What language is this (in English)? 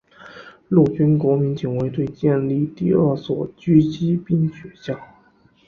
Chinese